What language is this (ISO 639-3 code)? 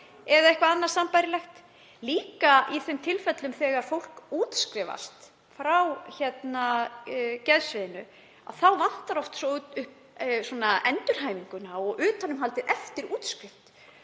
isl